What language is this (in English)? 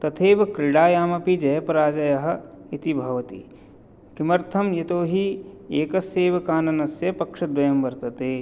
Sanskrit